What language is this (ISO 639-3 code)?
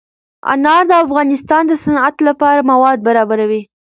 pus